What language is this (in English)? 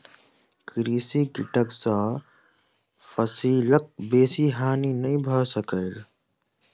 Maithili